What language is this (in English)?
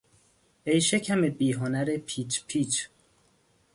Persian